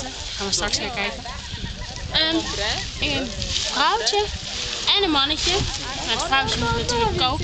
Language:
Dutch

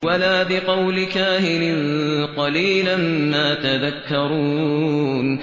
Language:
Arabic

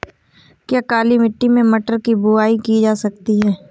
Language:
Hindi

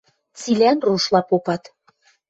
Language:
Western Mari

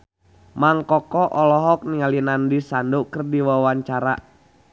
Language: Sundanese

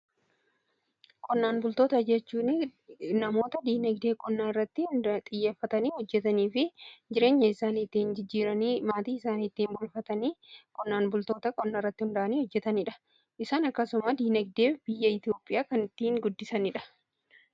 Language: Oromo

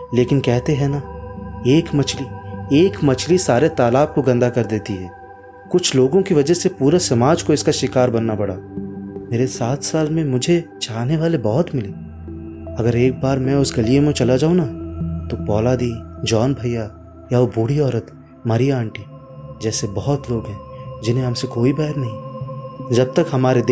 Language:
Hindi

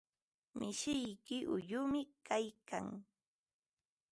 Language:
Ambo-Pasco Quechua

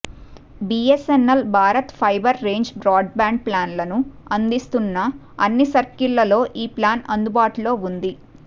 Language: Telugu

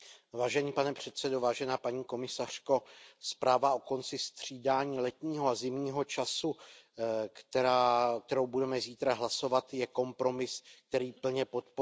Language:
Czech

